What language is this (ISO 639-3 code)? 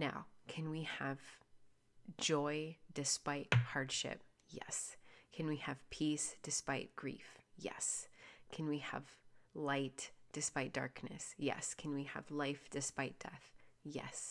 eng